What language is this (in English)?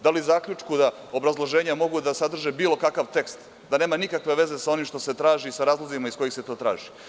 Serbian